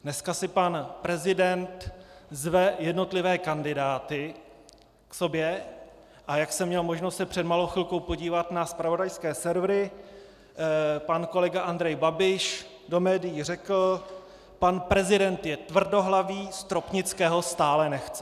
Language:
Czech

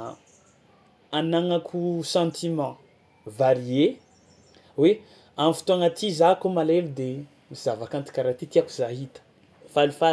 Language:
Tsimihety Malagasy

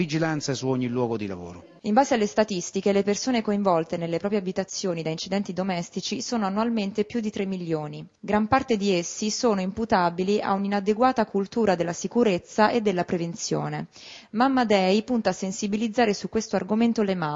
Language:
Italian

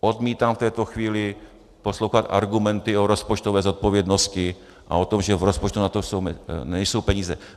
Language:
Czech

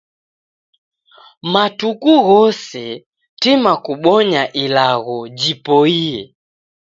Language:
Taita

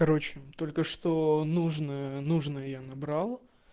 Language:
Russian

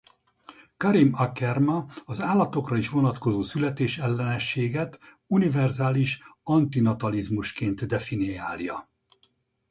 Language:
Hungarian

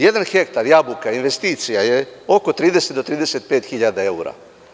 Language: Serbian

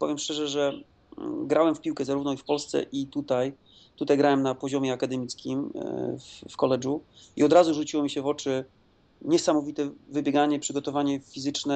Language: Polish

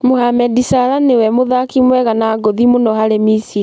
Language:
Kikuyu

